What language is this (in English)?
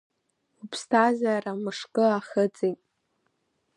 Abkhazian